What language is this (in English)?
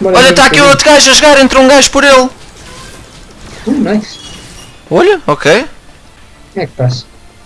Portuguese